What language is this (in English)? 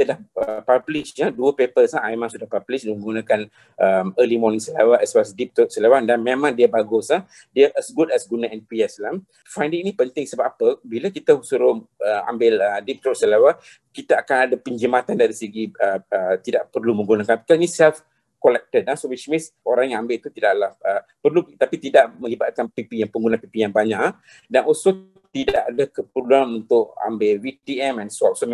Malay